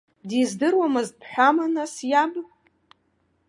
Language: Abkhazian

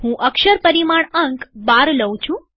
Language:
Gujarati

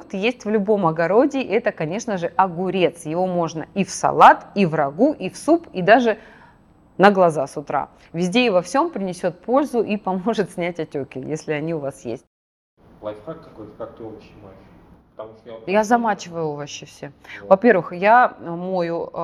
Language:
Russian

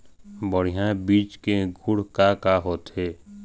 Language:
Chhattisgarhi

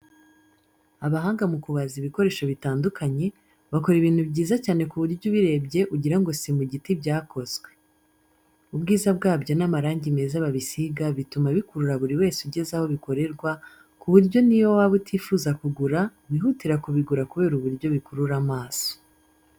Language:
Kinyarwanda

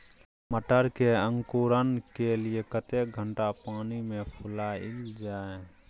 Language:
Maithili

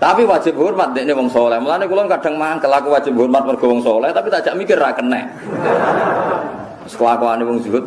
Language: Indonesian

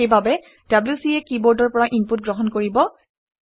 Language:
Assamese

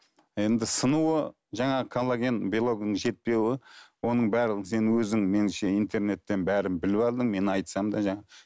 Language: Kazakh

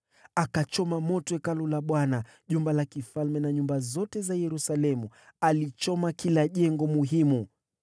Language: Swahili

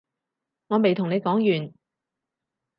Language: Cantonese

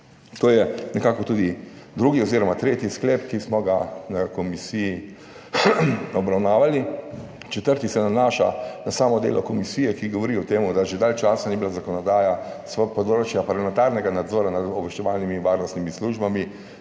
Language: Slovenian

